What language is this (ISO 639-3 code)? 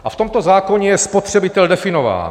ces